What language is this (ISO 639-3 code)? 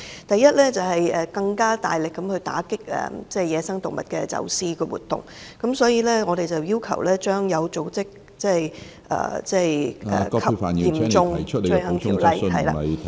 yue